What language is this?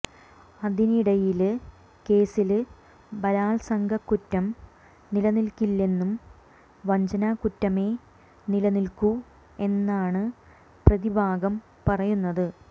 Malayalam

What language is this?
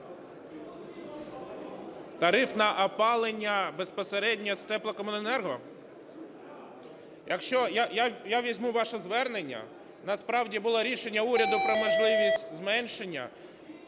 Ukrainian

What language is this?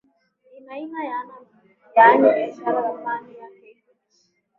Swahili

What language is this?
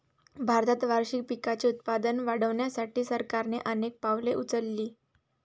Marathi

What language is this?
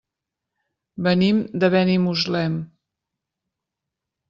Catalan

